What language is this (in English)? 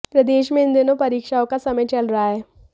Hindi